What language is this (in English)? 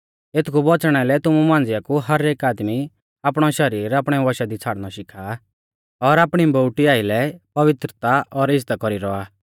Mahasu Pahari